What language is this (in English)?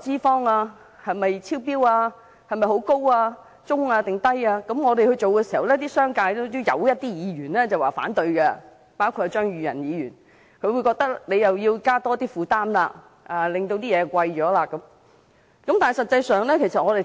Cantonese